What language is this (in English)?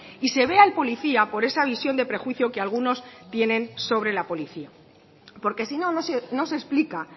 Spanish